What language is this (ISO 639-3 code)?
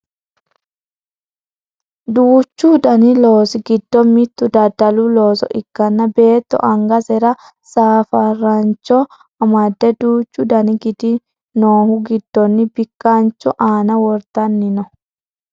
sid